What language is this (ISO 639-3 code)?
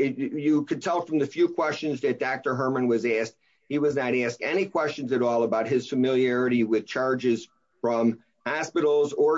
eng